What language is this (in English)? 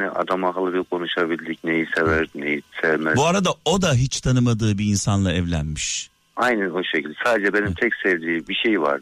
Turkish